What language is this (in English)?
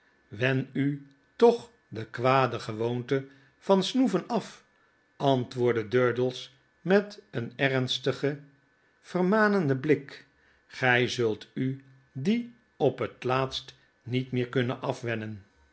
Dutch